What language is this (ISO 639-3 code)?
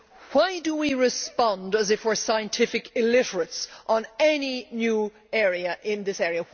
eng